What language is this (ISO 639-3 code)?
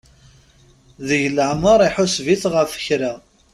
kab